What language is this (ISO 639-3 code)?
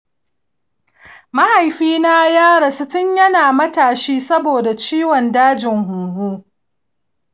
hau